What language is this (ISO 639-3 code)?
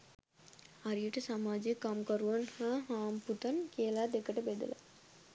sin